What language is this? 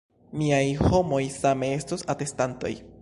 Esperanto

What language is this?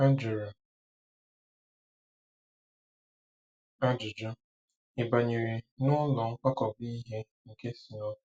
Igbo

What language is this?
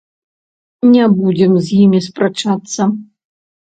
Belarusian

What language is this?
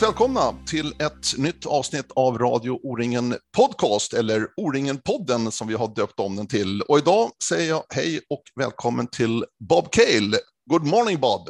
Swedish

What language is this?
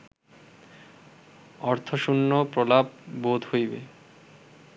Bangla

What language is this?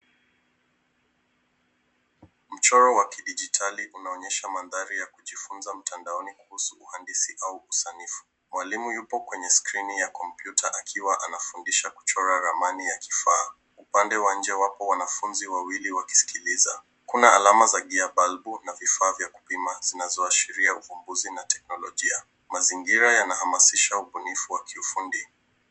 Swahili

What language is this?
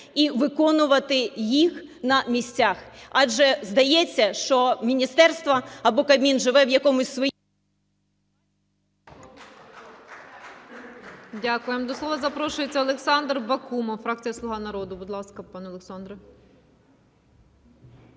Ukrainian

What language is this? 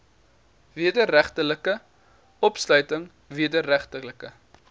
Afrikaans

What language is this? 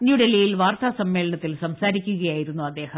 Malayalam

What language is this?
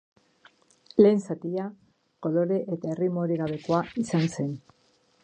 Basque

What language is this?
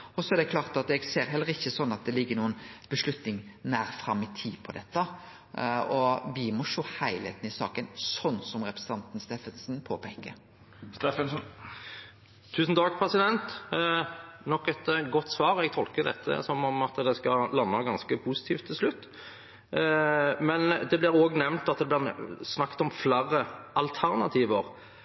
Norwegian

